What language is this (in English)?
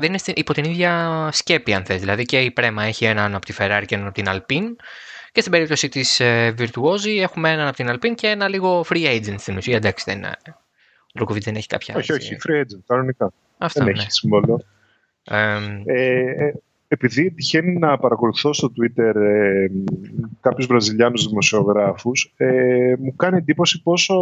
Greek